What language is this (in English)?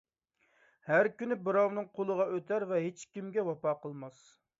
Uyghur